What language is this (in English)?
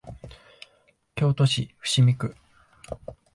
Japanese